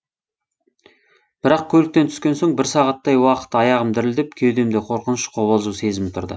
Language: Kazakh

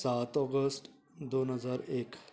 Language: Konkani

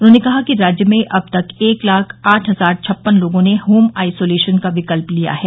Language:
Hindi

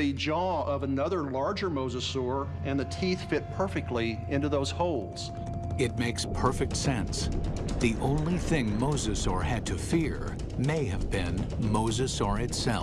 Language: English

